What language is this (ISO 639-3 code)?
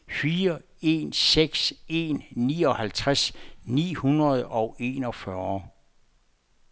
dan